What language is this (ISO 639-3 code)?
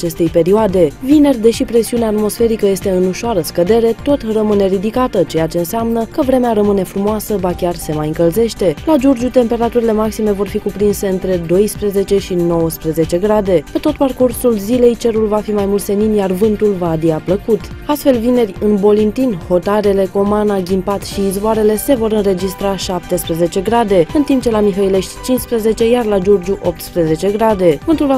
ron